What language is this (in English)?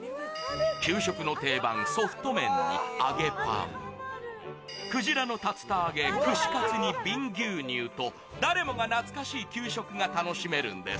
Japanese